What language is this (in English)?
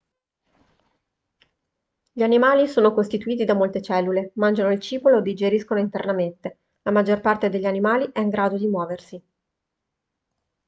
Italian